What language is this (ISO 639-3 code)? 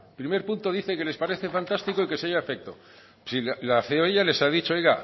spa